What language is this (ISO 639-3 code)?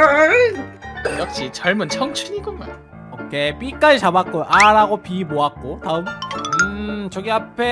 kor